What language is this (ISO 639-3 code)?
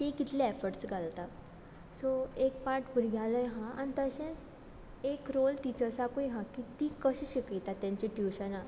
kok